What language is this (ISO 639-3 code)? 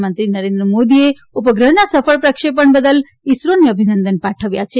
guj